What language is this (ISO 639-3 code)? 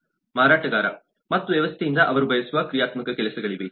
kan